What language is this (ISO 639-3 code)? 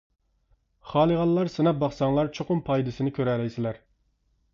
uig